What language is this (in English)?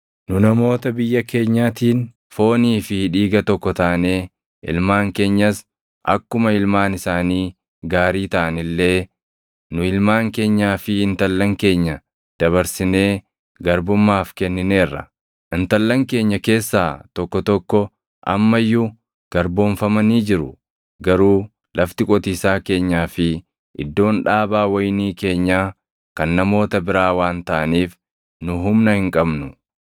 Oromo